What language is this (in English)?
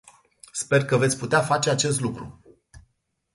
Romanian